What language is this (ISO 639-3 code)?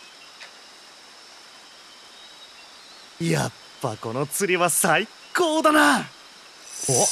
jpn